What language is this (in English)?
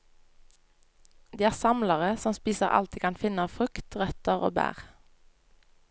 Norwegian